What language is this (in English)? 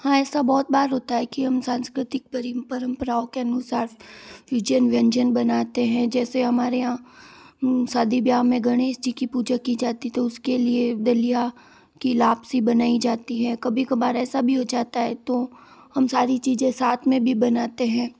Hindi